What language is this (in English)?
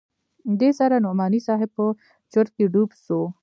Pashto